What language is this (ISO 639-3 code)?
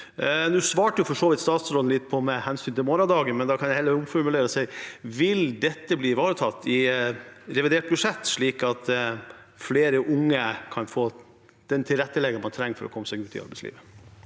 nor